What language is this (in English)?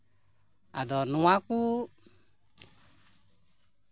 Santali